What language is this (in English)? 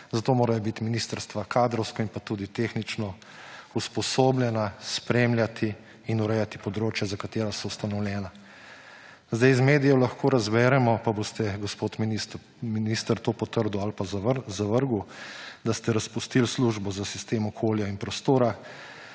Slovenian